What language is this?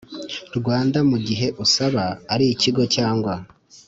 Kinyarwanda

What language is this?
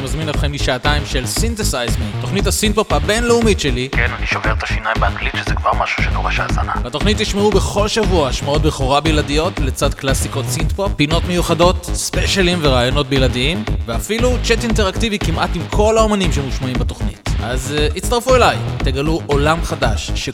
Hebrew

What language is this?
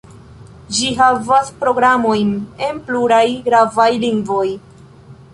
Esperanto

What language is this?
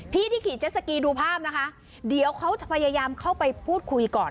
Thai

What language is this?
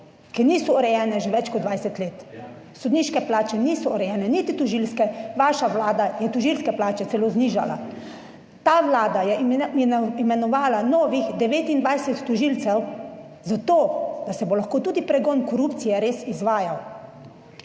Slovenian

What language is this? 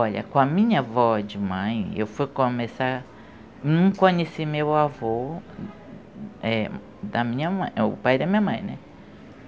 Portuguese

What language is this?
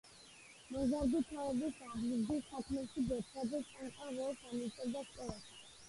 Georgian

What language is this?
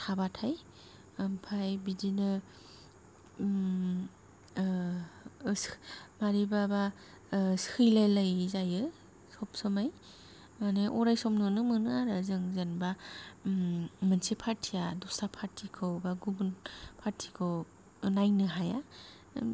Bodo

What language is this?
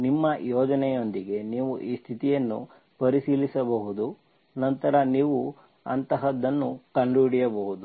Kannada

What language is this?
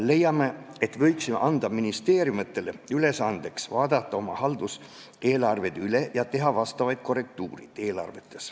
Estonian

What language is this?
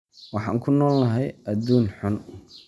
Somali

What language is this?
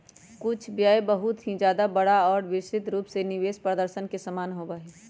Magahi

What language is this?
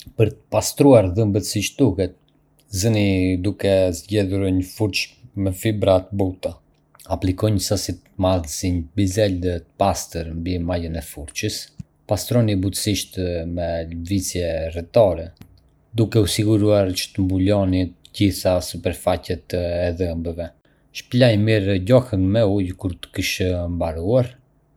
Arbëreshë Albanian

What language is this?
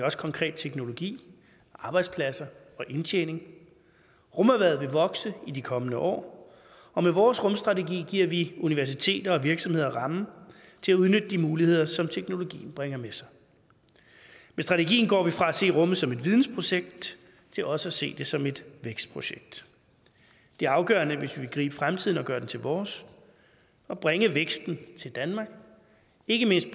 Danish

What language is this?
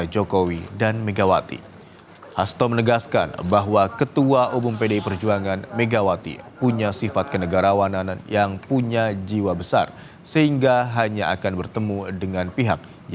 Indonesian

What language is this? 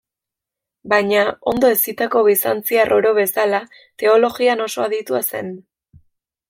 Basque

